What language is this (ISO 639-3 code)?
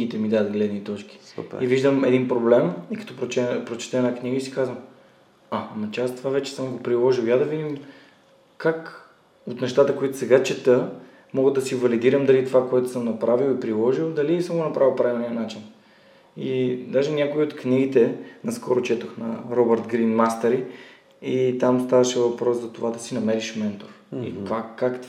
bul